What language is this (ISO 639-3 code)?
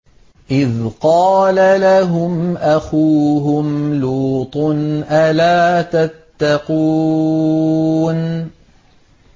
ara